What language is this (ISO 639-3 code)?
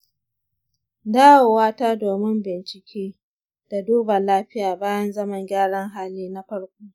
hau